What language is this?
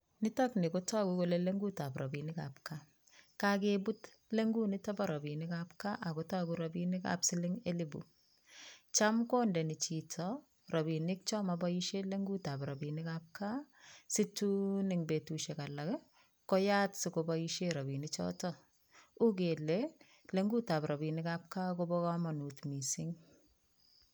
Kalenjin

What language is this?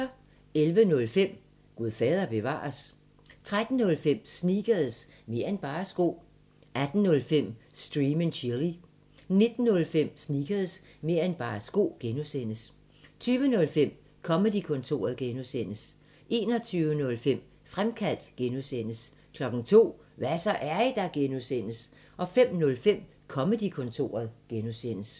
Danish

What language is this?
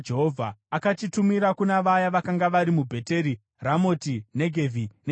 Shona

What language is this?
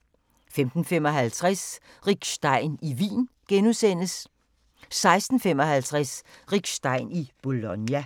Danish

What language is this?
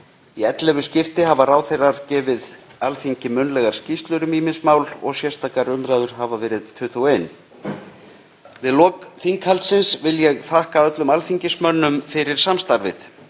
Icelandic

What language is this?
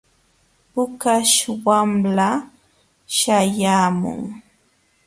Jauja Wanca Quechua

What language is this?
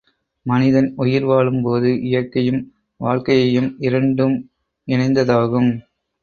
Tamil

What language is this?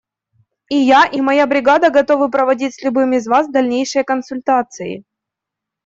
Russian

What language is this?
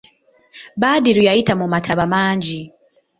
Ganda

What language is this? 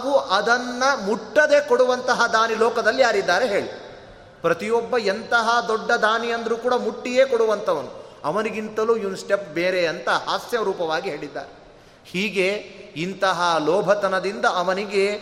Kannada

